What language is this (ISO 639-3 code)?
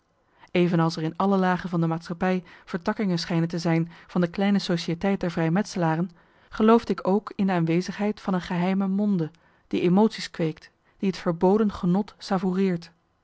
nld